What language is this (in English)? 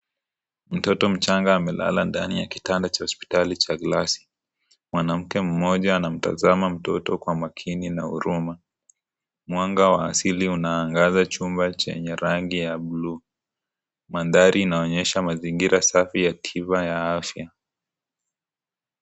Swahili